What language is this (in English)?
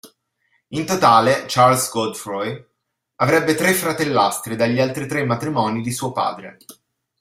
Italian